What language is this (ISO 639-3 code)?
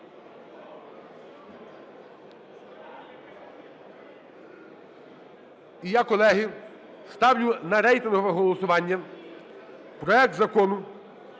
ukr